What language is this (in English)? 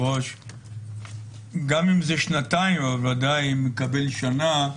Hebrew